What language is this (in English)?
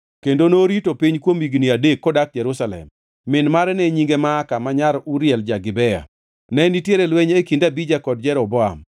Luo (Kenya and Tanzania)